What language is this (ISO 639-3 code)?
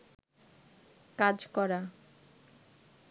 ben